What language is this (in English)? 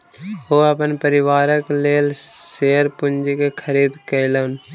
Maithili